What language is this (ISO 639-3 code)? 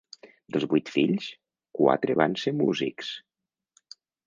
cat